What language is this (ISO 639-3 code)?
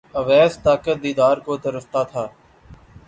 urd